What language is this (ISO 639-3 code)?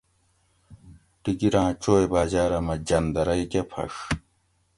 gwc